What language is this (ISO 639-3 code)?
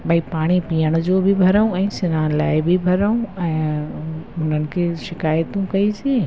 snd